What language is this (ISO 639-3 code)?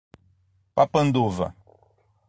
por